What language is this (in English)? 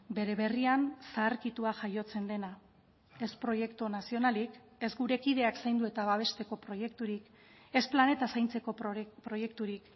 Basque